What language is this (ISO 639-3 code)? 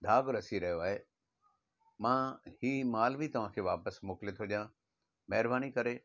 snd